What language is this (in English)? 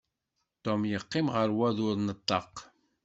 Kabyle